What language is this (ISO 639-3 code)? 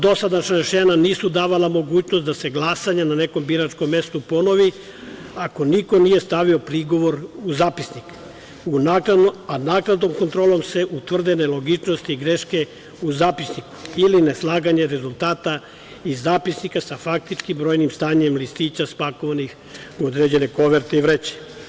srp